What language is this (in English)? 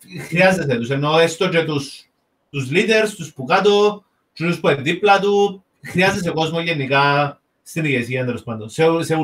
Greek